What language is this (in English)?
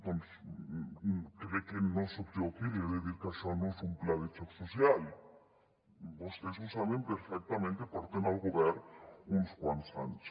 Catalan